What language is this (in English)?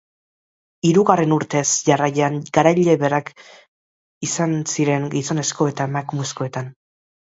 Basque